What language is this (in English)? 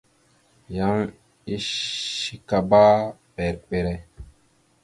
Mada (Cameroon)